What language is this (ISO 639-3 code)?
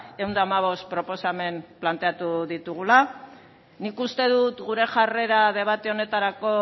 eus